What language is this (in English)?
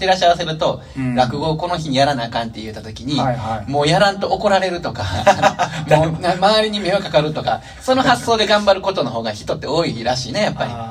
Japanese